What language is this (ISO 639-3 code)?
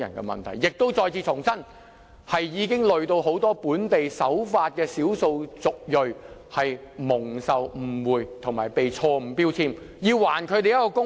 yue